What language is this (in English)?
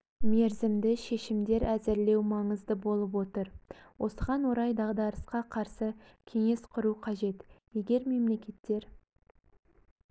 Kazakh